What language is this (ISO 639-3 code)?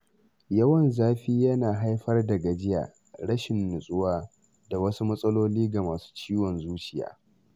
hau